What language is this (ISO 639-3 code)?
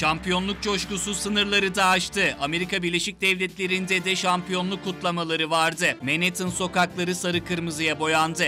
tur